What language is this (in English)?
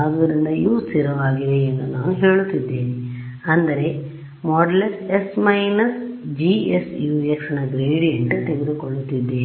Kannada